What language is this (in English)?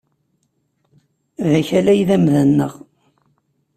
Kabyle